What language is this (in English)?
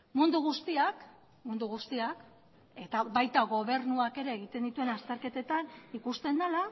Basque